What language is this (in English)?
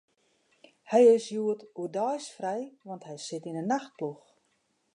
Western Frisian